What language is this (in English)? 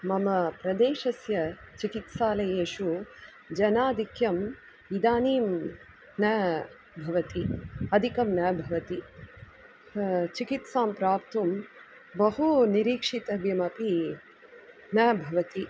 Sanskrit